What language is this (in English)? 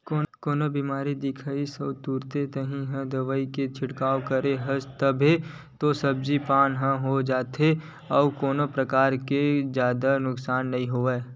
Chhattisgarhi